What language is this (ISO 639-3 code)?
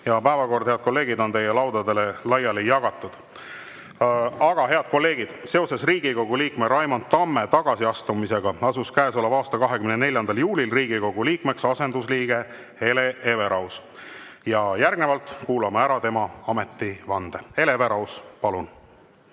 est